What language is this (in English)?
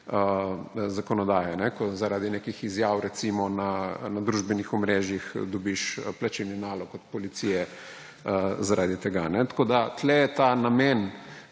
Slovenian